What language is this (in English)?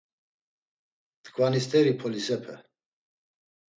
Laz